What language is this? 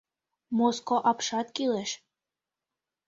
Mari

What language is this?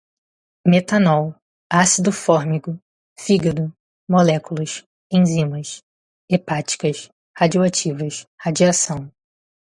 Portuguese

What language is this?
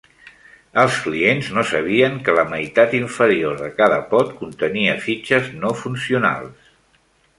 Catalan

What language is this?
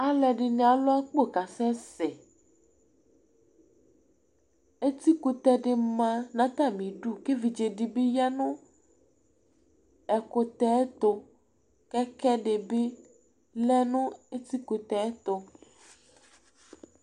Ikposo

